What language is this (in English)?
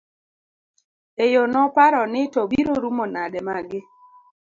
Luo (Kenya and Tanzania)